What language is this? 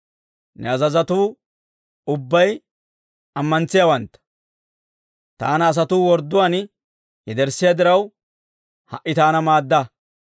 Dawro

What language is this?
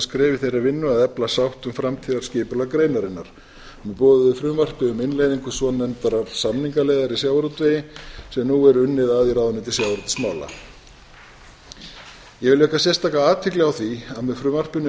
Icelandic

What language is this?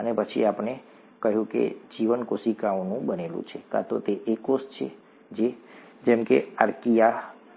Gujarati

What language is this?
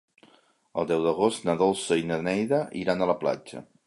Catalan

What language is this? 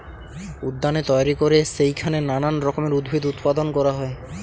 Bangla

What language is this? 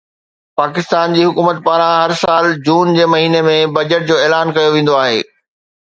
Sindhi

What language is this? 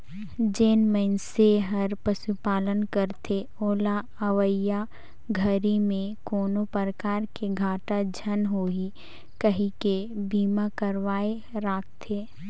Chhattisgarhi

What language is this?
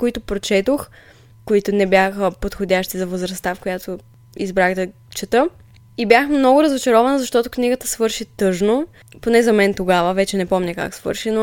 Bulgarian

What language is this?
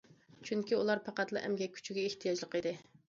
Uyghur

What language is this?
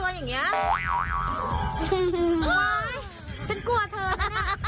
Thai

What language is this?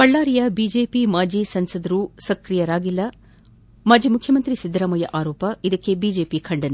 Kannada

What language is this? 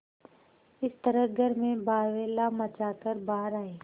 Hindi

